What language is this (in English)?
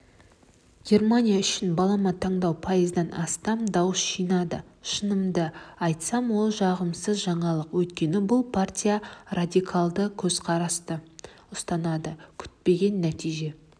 Kazakh